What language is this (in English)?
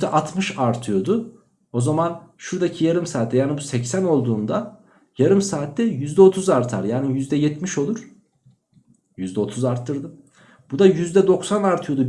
Turkish